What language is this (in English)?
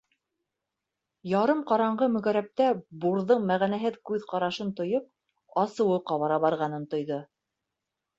Bashkir